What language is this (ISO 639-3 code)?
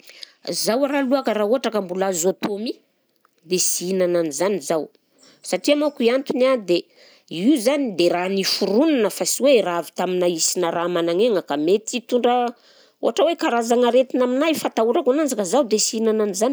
bzc